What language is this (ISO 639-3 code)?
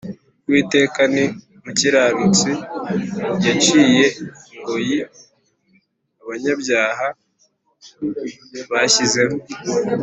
kin